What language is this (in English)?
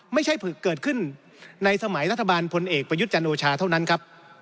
Thai